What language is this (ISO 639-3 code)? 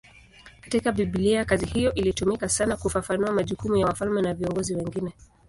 swa